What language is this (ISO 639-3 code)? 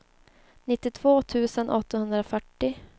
swe